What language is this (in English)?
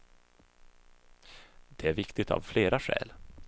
Swedish